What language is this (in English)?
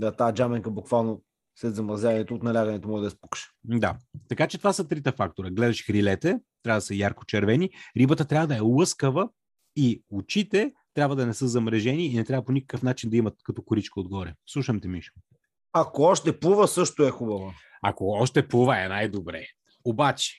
Bulgarian